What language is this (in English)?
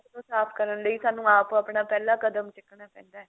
Punjabi